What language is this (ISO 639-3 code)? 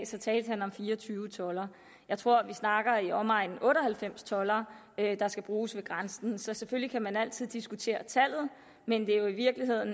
dan